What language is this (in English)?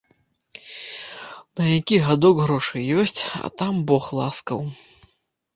Belarusian